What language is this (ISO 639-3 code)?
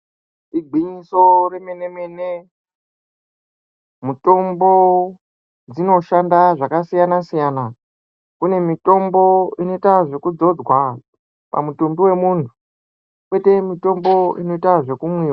ndc